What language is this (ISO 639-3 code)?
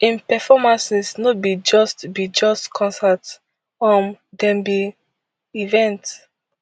pcm